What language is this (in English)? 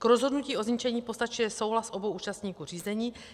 Czech